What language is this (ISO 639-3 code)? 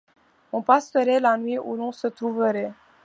fra